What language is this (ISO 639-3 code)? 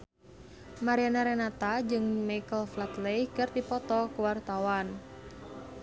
sun